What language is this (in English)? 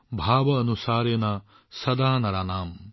Assamese